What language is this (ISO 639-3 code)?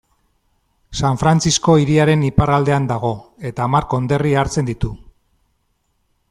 eus